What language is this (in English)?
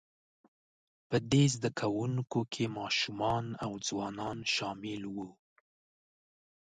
Pashto